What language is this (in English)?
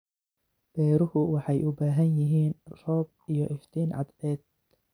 Somali